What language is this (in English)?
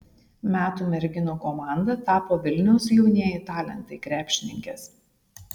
Lithuanian